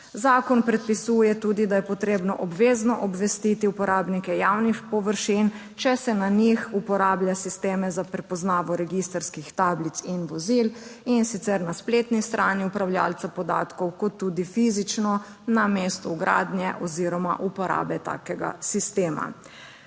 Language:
Slovenian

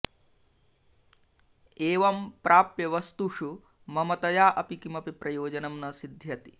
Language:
Sanskrit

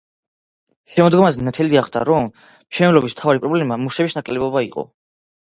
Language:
Georgian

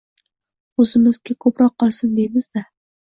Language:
Uzbek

